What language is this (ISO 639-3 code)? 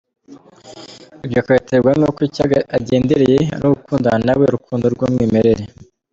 kin